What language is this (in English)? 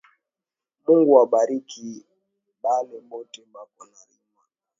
Swahili